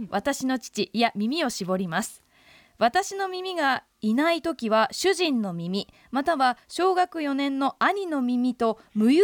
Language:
Japanese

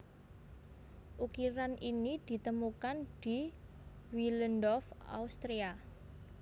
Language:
Javanese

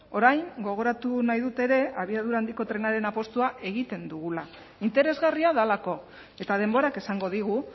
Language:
Basque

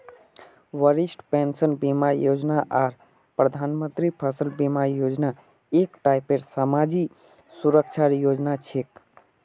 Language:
Magahi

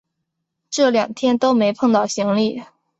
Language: Chinese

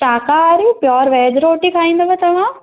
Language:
Sindhi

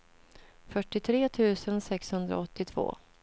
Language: Swedish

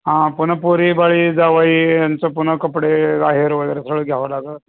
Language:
Marathi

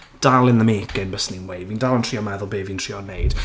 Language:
Welsh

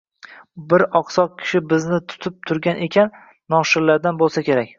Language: Uzbek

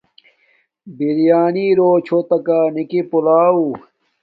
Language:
Domaaki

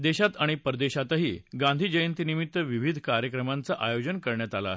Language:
Marathi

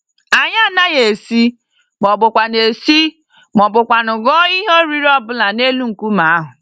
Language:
Igbo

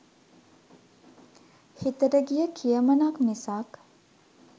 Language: Sinhala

